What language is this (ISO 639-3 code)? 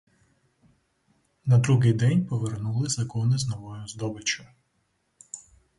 ukr